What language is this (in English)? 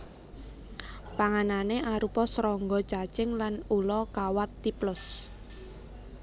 Javanese